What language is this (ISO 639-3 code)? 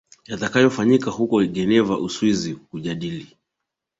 swa